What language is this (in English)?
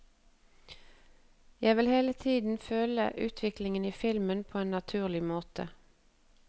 Norwegian